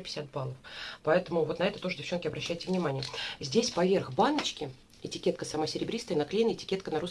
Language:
Russian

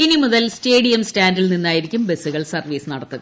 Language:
Malayalam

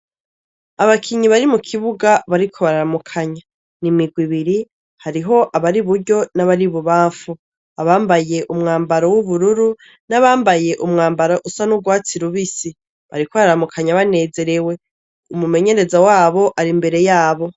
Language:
Rundi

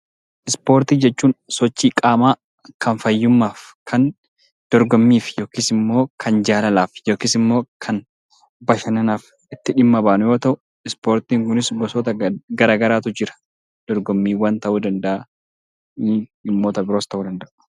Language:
Oromo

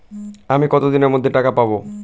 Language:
Bangla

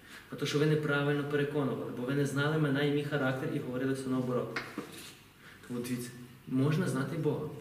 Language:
Ukrainian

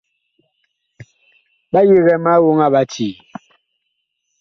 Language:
Bakoko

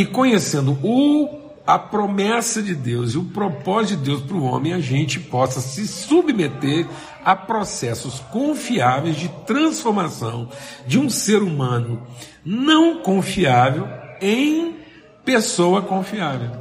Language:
Portuguese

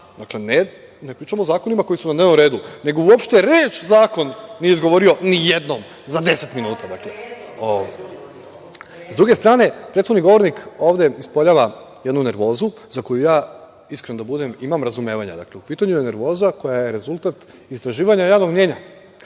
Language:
Serbian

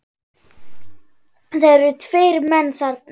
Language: Icelandic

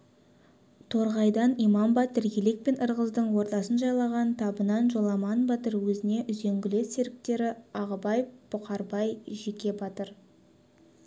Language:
Kazakh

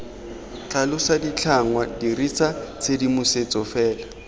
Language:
Tswana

